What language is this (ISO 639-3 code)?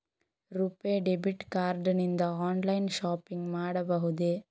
kan